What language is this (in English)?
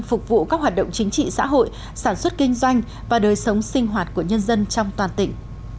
Vietnamese